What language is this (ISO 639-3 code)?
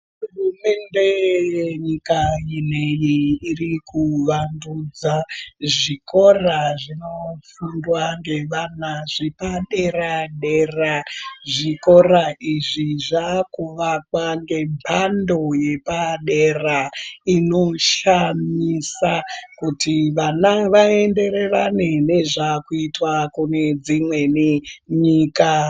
ndc